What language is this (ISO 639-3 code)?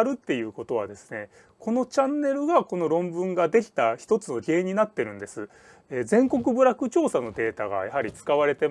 jpn